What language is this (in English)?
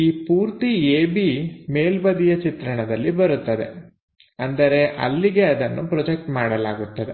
Kannada